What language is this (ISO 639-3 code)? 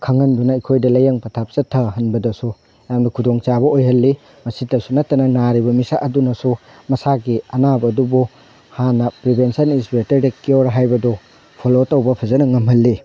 mni